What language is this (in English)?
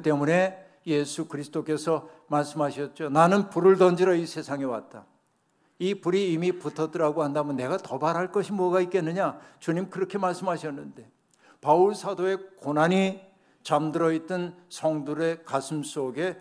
Korean